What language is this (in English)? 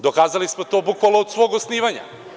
Serbian